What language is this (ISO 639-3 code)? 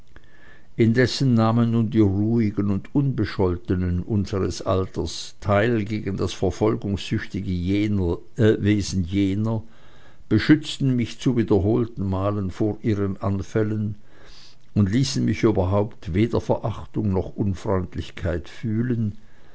deu